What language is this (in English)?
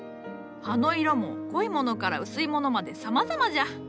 Japanese